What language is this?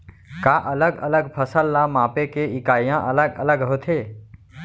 Chhattisgarhi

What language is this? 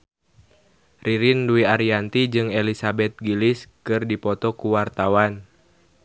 Sundanese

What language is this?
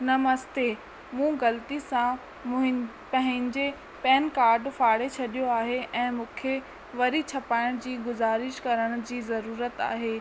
Sindhi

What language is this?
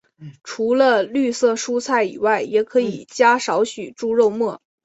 Chinese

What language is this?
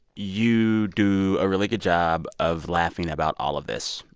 English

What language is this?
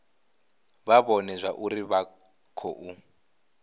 Venda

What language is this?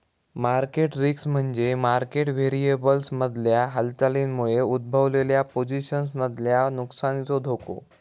Marathi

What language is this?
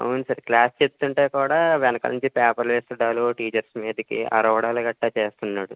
Telugu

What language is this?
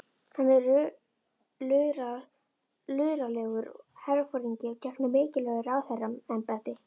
Icelandic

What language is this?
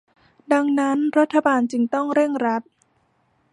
Thai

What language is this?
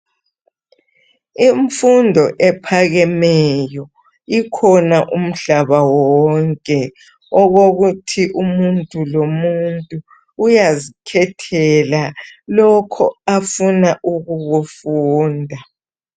North Ndebele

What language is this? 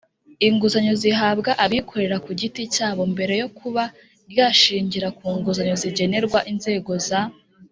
Kinyarwanda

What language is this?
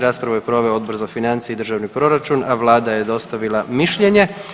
Croatian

